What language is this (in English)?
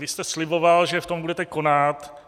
Czech